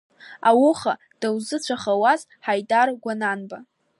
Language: Abkhazian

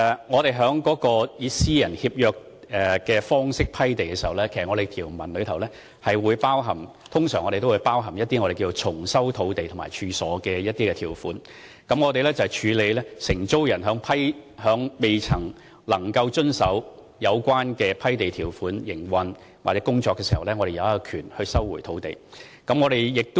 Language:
Cantonese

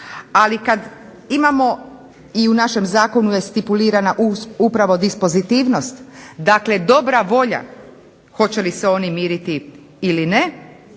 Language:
Croatian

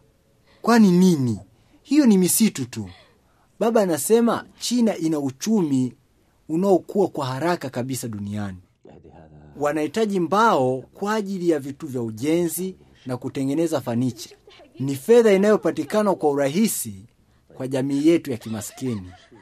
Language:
Swahili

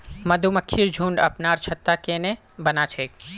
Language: Magahi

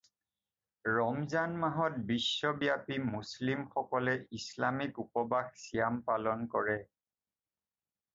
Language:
Assamese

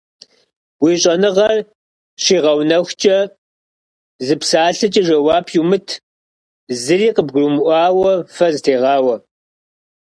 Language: Kabardian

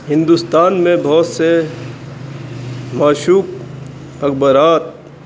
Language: Urdu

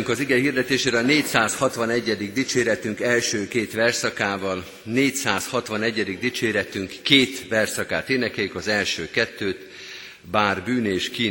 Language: Hungarian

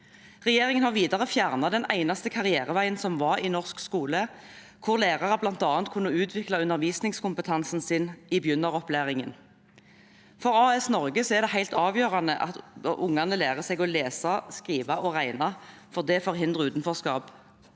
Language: Norwegian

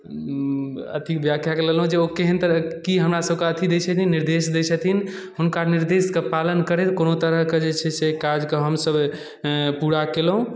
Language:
Maithili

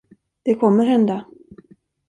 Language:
Swedish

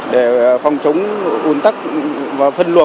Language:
Vietnamese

